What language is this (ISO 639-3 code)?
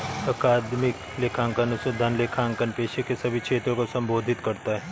hin